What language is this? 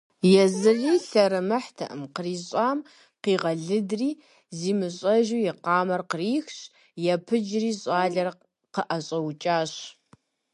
Kabardian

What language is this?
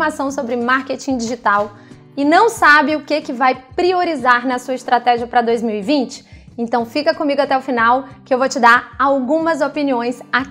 Portuguese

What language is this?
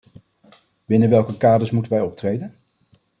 Dutch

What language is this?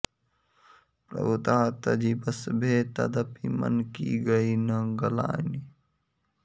Sanskrit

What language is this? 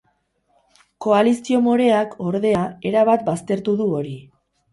Basque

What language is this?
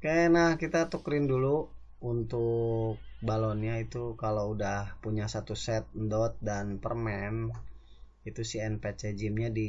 Indonesian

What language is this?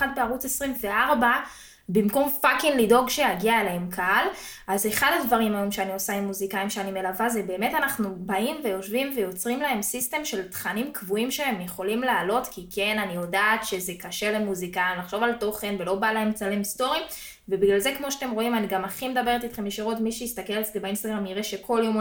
Hebrew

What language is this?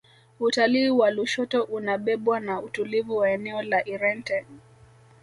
Swahili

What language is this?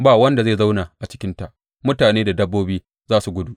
Hausa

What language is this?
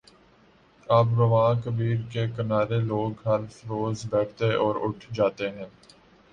Urdu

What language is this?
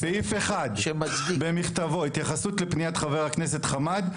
Hebrew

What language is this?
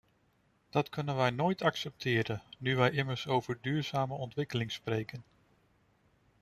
Dutch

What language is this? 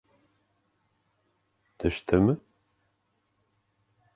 Bashkir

